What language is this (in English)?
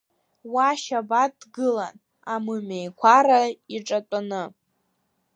Abkhazian